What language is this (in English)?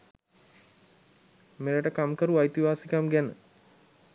Sinhala